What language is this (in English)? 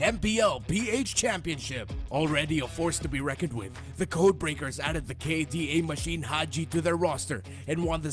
English